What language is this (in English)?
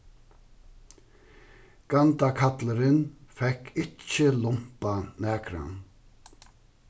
Faroese